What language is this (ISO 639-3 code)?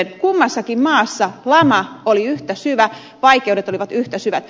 fin